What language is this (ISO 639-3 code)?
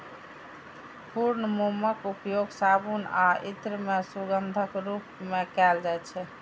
mai